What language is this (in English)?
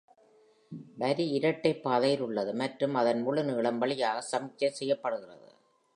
Tamil